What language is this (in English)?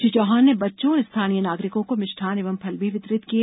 Hindi